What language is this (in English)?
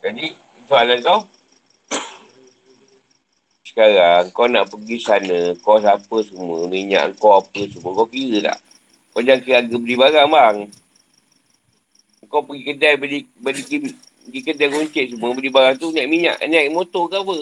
Malay